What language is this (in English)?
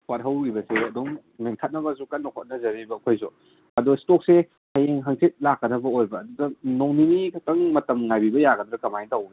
Manipuri